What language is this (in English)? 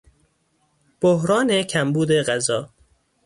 Persian